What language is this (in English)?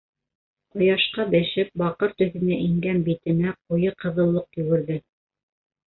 Bashkir